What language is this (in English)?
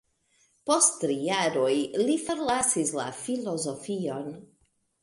Esperanto